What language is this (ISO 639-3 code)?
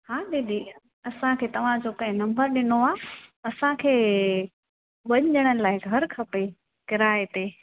snd